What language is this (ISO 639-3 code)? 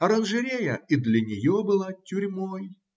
rus